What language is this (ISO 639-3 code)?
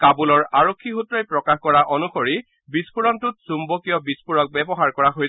asm